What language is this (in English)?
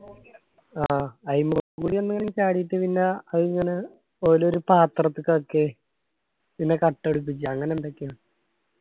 Malayalam